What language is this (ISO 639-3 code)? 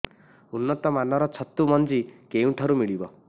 ori